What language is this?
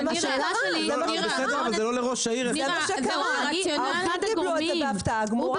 Hebrew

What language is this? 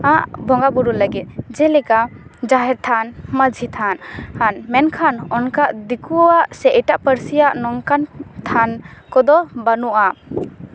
Santali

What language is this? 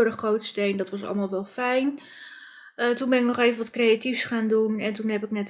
Dutch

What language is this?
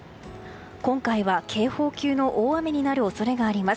Japanese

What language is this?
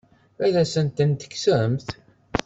Kabyle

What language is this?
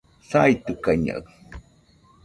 Nüpode Huitoto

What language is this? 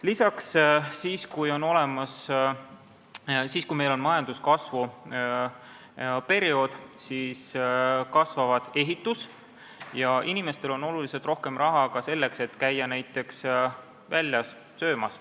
Estonian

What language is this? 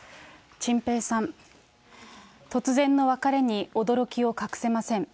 Japanese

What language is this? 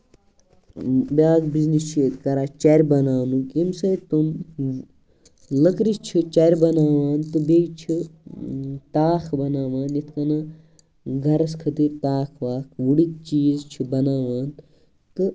Kashmiri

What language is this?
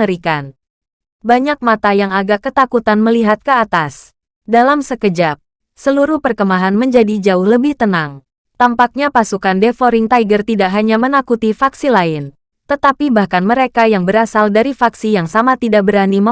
Indonesian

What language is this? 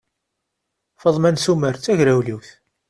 Kabyle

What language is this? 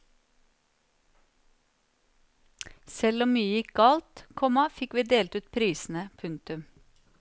Norwegian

